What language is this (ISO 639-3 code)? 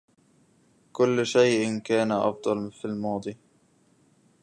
ara